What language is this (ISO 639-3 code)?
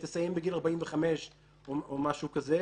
heb